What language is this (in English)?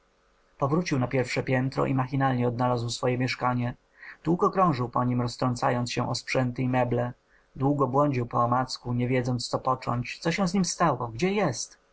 Polish